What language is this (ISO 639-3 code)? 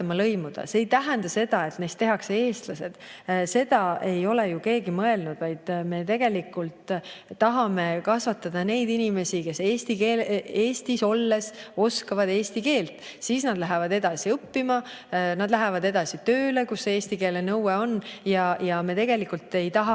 est